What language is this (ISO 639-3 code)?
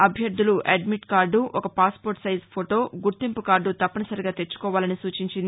tel